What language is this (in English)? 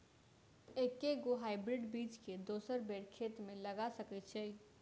Maithili